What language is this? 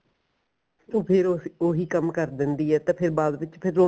Punjabi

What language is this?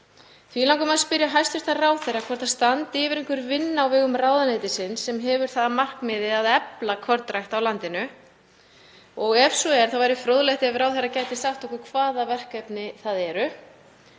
Icelandic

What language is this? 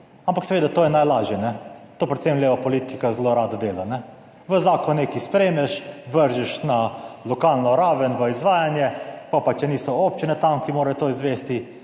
Slovenian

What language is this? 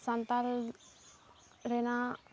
Santali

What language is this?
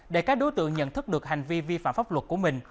Vietnamese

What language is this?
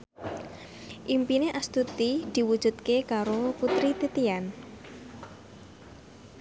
Javanese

